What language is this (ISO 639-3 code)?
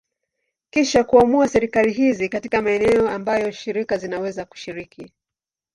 swa